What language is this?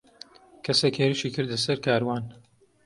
Central Kurdish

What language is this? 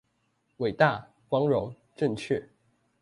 Chinese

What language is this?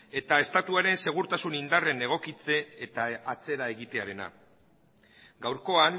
Basque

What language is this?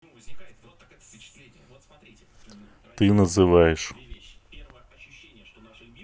Russian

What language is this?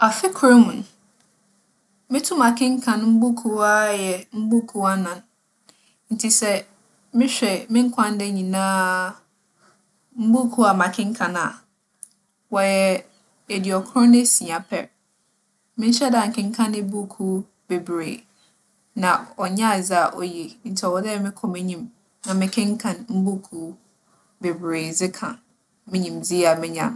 Akan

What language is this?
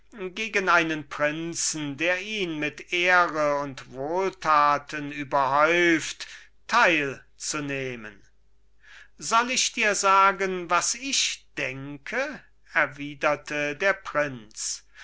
German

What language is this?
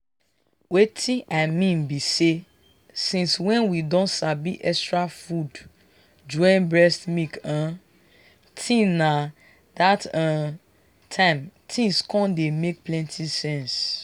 Nigerian Pidgin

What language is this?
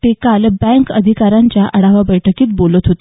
Marathi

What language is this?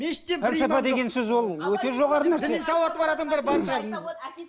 Kazakh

